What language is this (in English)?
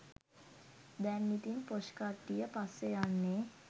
Sinhala